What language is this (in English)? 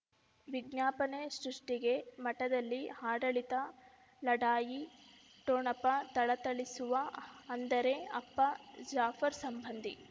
Kannada